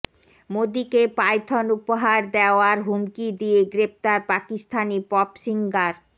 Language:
Bangla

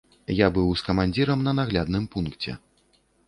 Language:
Belarusian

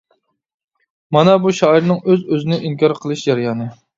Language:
Uyghur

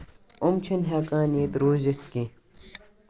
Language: Kashmiri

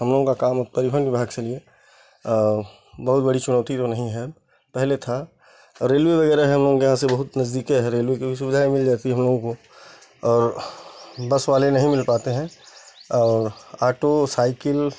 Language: Hindi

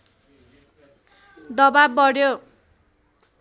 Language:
Nepali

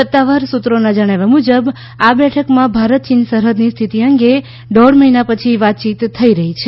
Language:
Gujarati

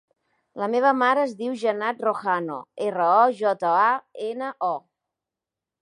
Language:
Catalan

